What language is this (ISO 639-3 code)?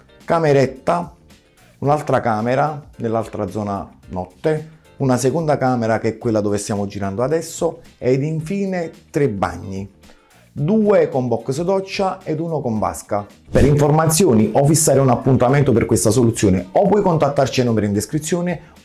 ita